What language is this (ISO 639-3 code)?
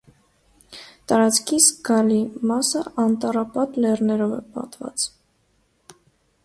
hye